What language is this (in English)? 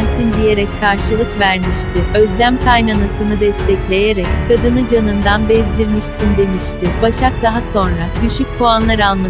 Turkish